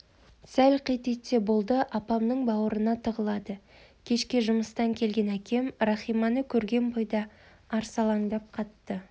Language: Kazakh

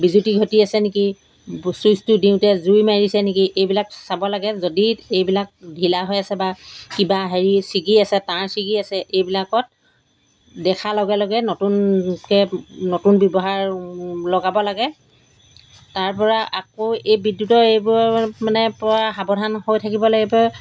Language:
Assamese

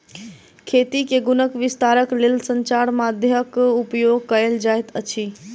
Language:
Maithili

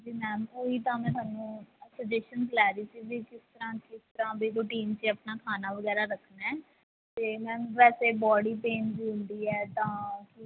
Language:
Punjabi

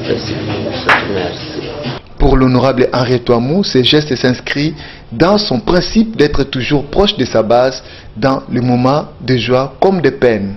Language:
French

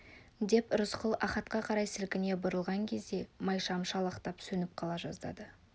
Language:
Kazakh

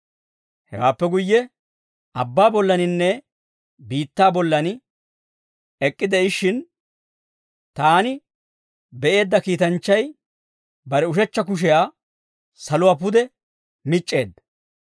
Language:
Dawro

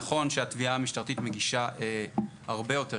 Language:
Hebrew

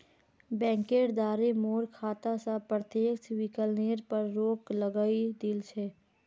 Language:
Magahi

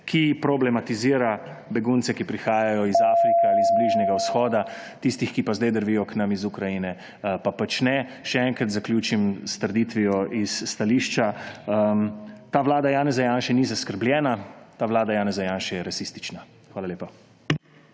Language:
Slovenian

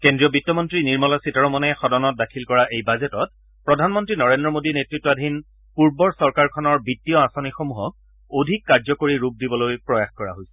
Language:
Assamese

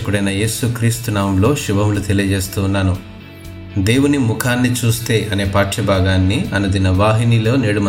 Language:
Telugu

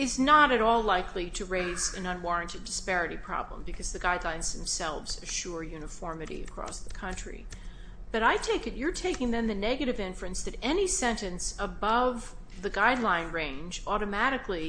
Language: English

